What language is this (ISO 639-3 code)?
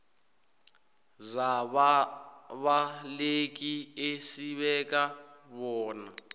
nbl